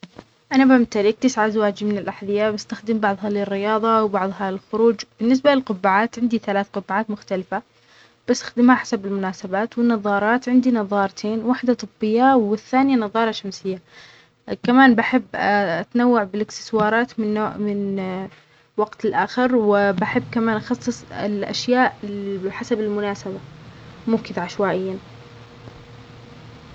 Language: Omani Arabic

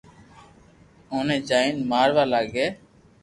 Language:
Loarki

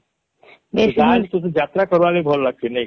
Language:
Odia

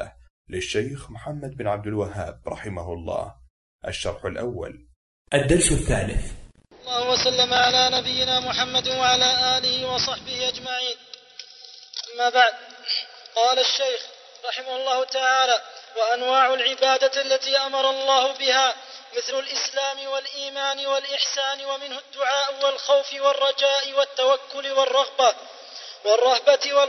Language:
Arabic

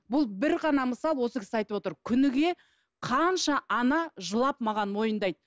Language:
Kazakh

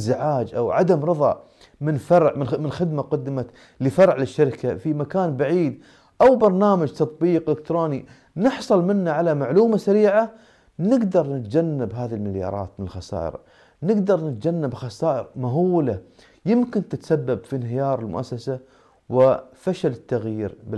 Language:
Arabic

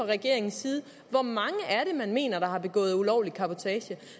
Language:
Danish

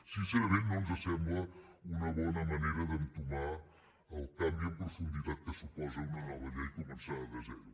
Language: Catalan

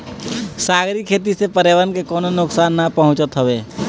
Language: Bhojpuri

